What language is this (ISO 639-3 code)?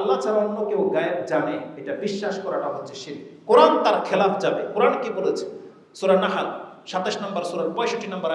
ind